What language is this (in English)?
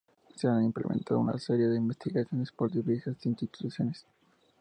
Spanish